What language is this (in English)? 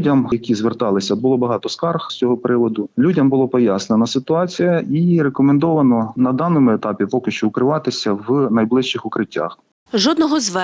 Ukrainian